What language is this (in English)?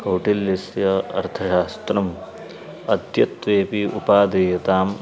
Sanskrit